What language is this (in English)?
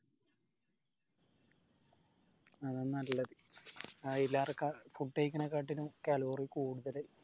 Malayalam